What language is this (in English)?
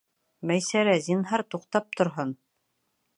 Bashkir